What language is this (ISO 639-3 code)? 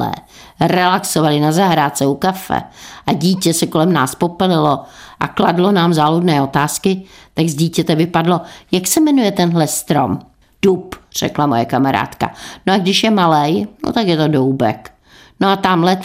ces